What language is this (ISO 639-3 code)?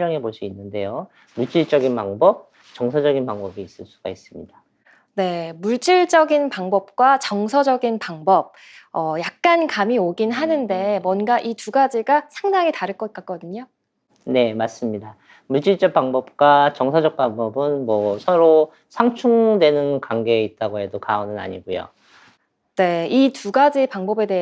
kor